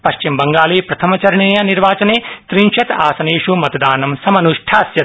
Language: Sanskrit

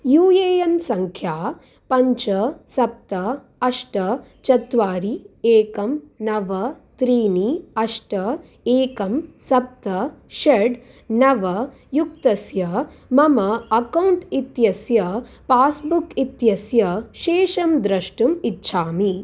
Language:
Sanskrit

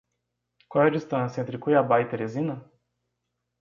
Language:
Portuguese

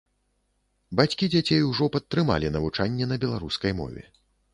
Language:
Belarusian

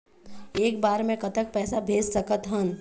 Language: Chhattisgarhi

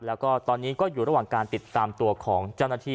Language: Thai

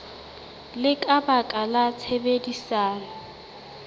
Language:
Southern Sotho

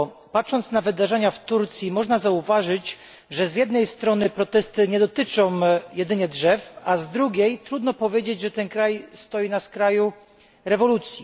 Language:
Polish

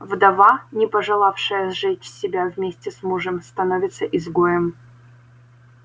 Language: Russian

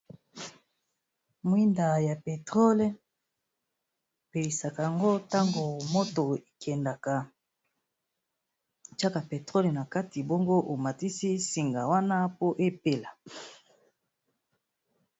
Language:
Lingala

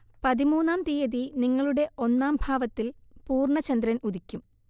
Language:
Malayalam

